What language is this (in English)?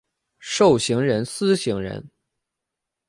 Chinese